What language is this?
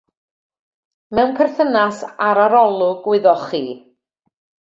Welsh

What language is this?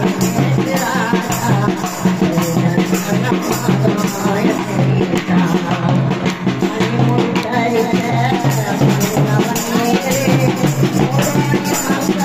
Arabic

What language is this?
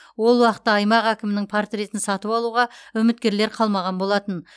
Kazakh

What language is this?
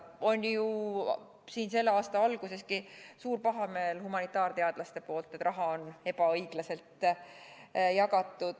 Estonian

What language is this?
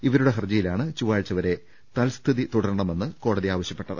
Malayalam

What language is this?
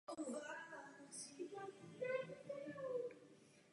Czech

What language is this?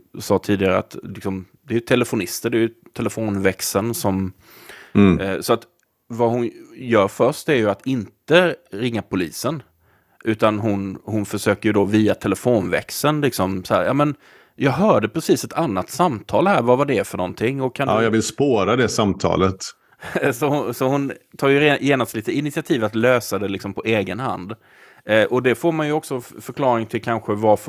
Swedish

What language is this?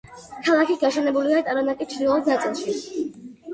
Georgian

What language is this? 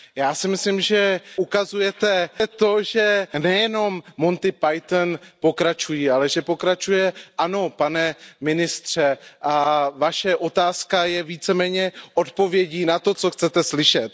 Czech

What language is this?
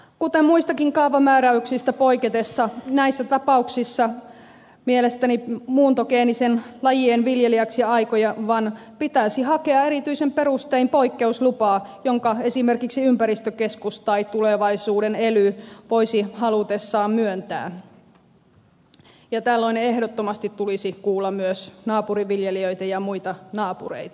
Finnish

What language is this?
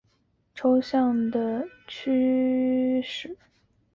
Chinese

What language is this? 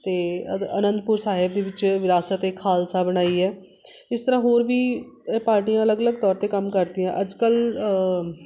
Punjabi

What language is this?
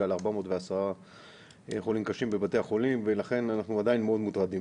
Hebrew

